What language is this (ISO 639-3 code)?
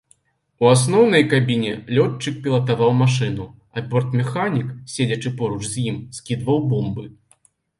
bel